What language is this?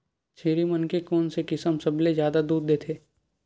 Chhattisgarhi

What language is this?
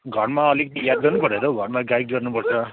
Nepali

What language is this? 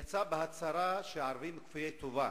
Hebrew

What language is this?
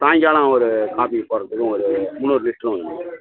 Tamil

